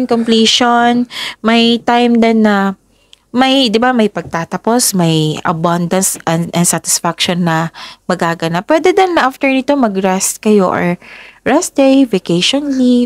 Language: Filipino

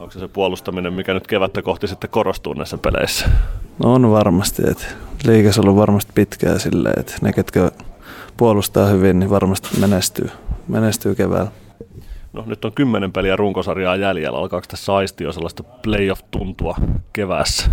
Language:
Finnish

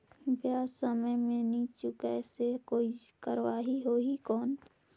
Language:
Chhattisgarhi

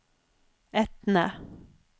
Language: Norwegian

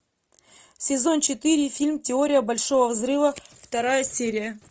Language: Russian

